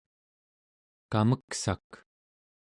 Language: Central Yupik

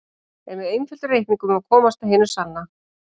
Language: Icelandic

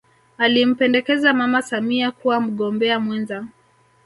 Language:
Swahili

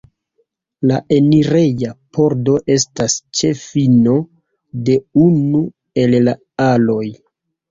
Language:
Esperanto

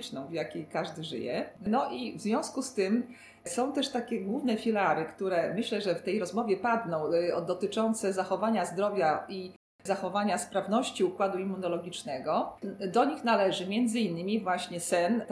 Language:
Polish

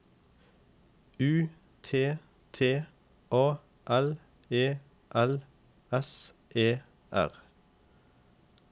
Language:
Norwegian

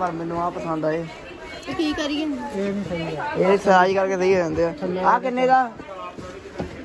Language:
Punjabi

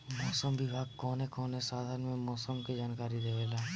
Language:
Bhojpuri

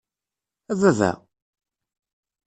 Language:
Kabyle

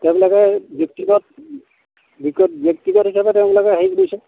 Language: Assamese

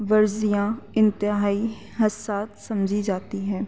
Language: Urdu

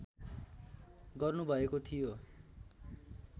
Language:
Nepali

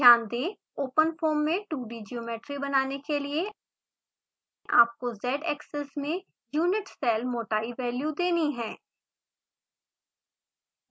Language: Hindi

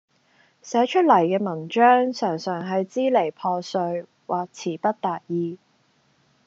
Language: Cantonese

